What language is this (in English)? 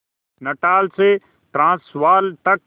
Hindi